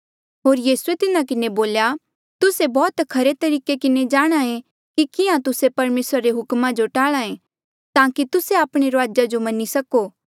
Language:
Mandeali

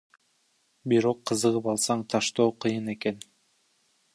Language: Kyrgyz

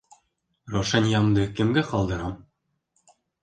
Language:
Bashkir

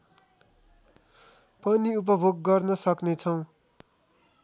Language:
Nepali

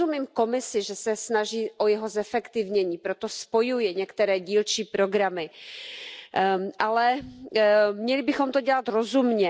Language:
Czech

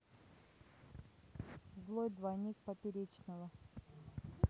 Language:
Russian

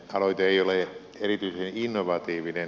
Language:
Finnish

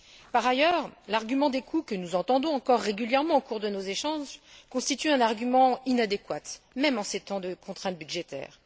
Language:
French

